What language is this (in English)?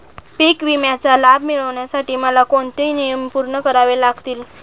Marathi